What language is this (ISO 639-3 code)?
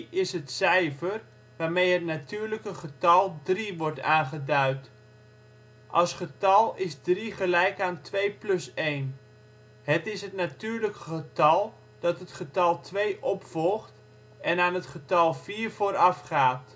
nld